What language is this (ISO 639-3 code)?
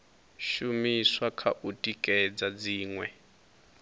ven